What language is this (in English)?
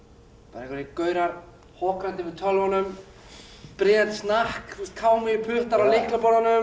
Icelandic